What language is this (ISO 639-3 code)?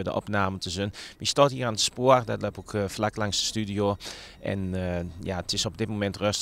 nld